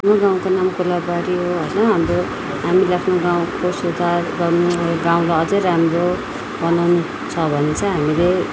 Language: Nepali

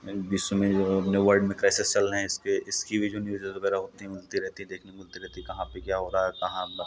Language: Hindi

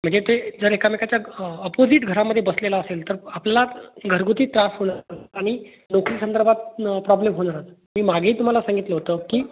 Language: Marathi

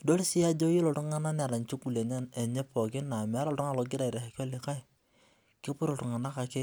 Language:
Masai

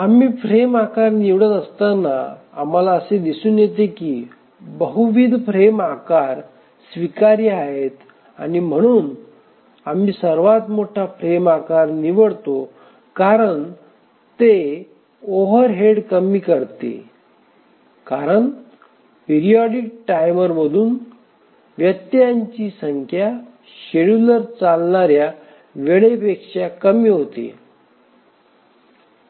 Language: Marathi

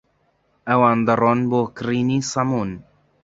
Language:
Central Kurdish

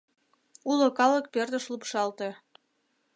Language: Mari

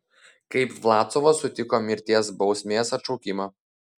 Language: Lithuanian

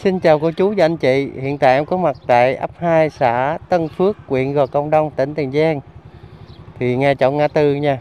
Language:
Vietnamese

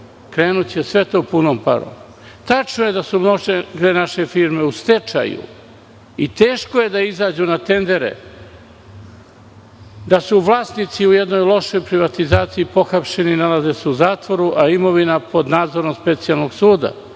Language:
Serbian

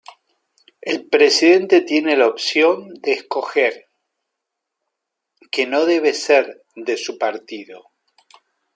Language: Spanish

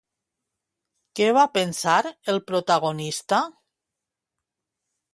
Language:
Catalan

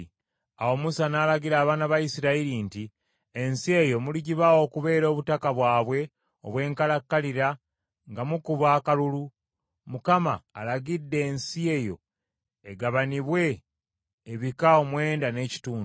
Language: Ganda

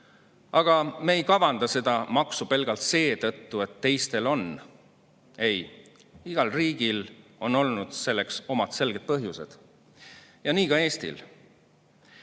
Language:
Estonian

